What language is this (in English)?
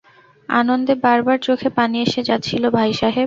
Bangla